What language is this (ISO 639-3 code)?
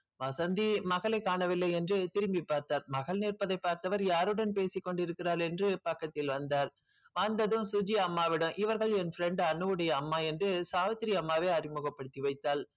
tam